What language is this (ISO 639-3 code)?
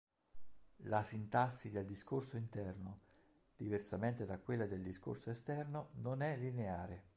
ita